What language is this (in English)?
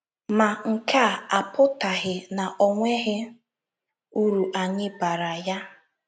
Igbo